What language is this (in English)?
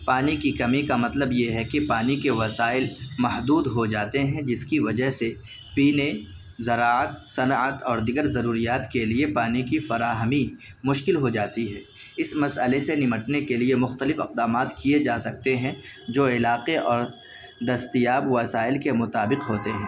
Urdu